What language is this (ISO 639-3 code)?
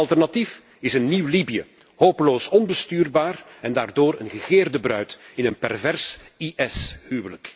nld